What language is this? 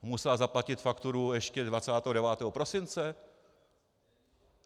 Czech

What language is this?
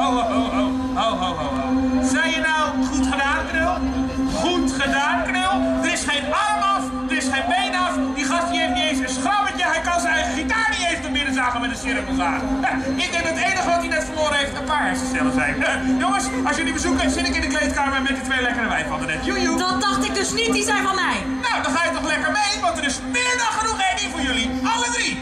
Dutch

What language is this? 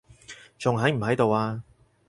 Cantonese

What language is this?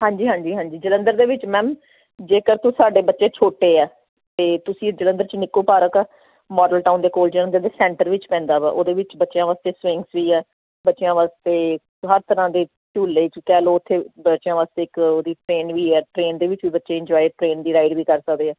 Punjabi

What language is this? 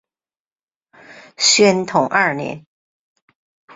Chinese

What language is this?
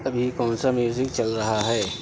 Urdu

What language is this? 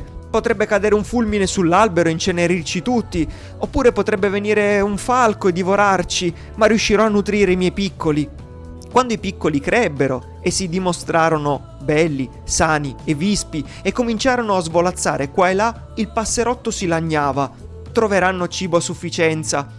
Italian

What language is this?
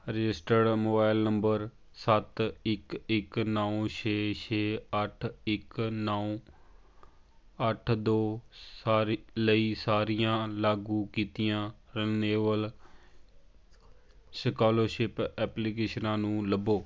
Punjabi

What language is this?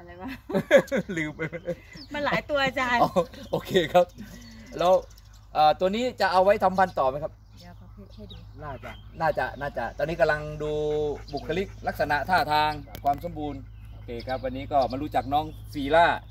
Thai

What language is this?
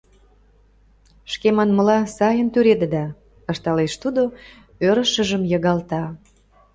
Mari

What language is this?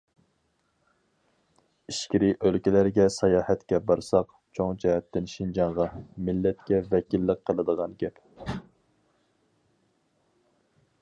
Uyghur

